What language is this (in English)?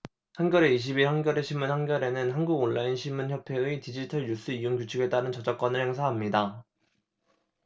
Korean